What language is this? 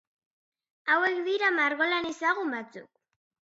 Basque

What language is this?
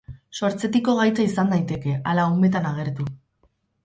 Basque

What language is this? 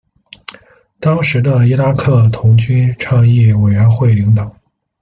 Chinese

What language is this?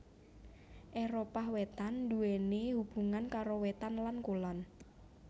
Javanese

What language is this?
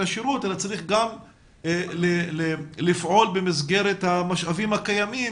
Hebrew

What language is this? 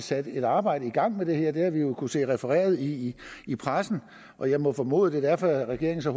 Danish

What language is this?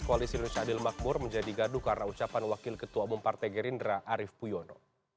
Indonesian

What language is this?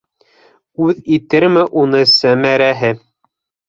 Bashkir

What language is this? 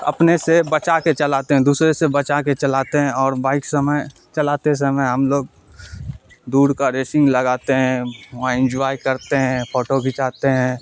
Urdu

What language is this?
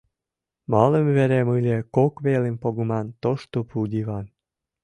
Mari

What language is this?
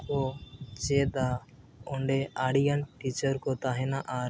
Santali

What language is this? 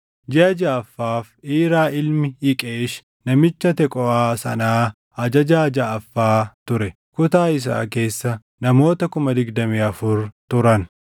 Oromo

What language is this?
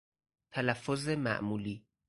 Persian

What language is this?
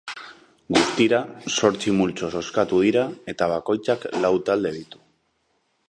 Basque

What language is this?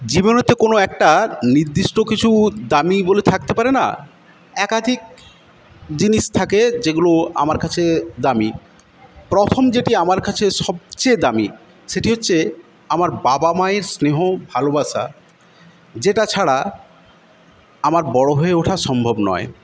Bangla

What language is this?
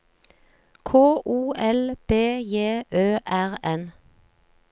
Norwegian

